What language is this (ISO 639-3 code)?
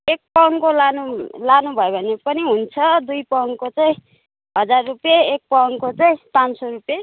nep